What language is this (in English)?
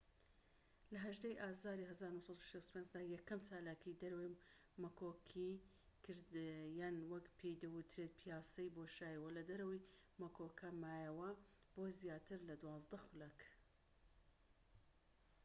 Central Kurdish